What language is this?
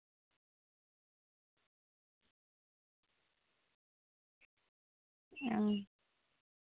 Santali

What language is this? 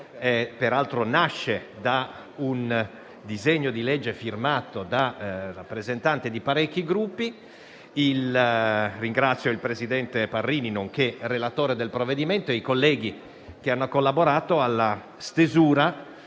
Italian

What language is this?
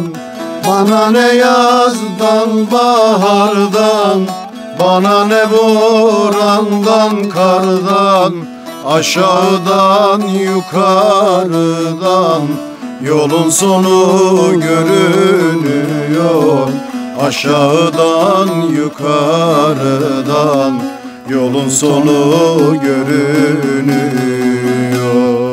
Turkish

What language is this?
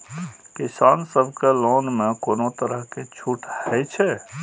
Maithili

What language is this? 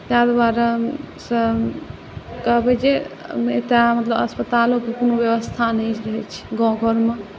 Maithili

